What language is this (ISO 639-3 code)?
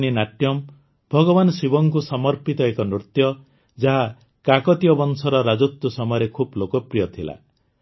ori